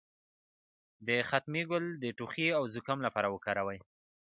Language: Pashto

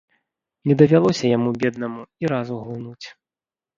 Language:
Belarusian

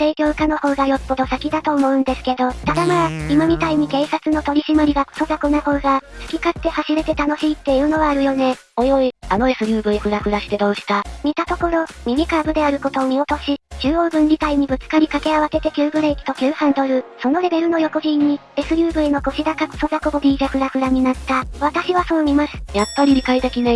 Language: Japanese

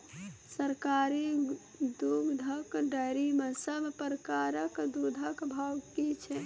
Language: Maithili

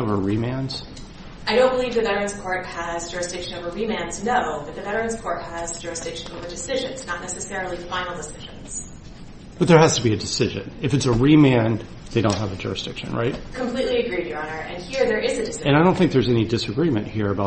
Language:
English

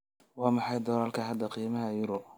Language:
Somali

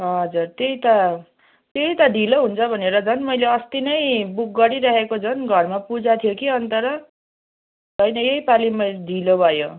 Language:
Nepali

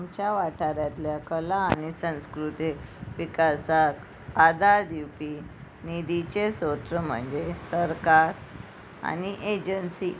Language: Konkani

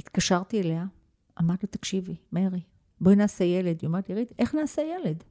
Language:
Hebrew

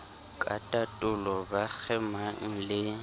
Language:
Southern Sotho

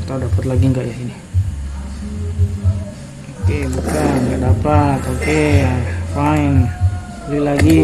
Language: Indonesian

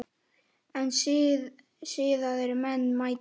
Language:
Icelandic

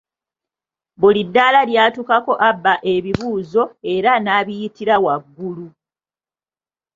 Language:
Ganda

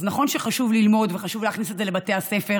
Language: Hebrew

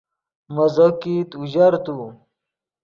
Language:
Yidgha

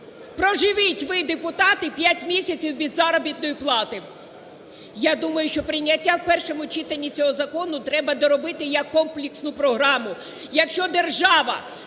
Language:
Ukrainian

